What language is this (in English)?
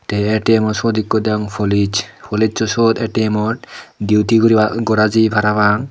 Chakma